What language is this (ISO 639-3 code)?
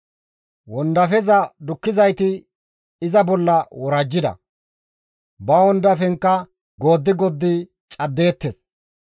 gmv